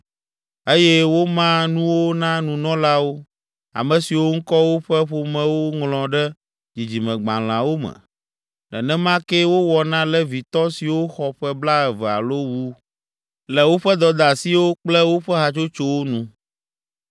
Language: Ewe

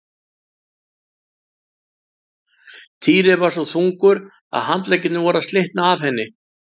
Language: Icelandic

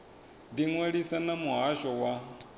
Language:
Venda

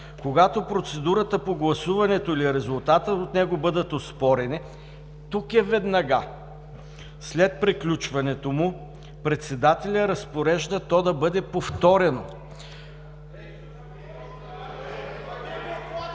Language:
Bulgarian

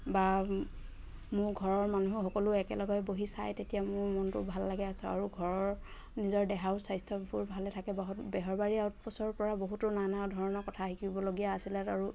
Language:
Assamese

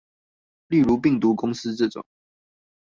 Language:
Chinese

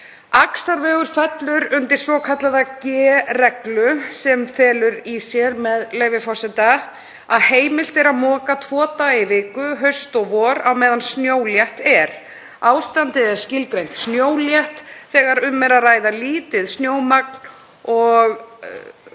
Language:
Icelandic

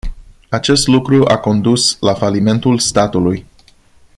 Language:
Romanian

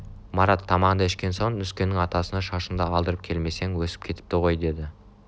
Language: Kazakh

